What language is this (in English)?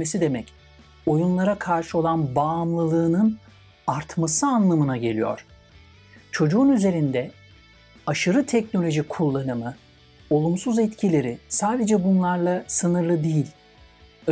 Turkish